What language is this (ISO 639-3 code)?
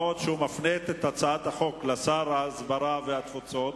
heb